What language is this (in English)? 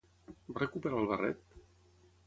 Catalan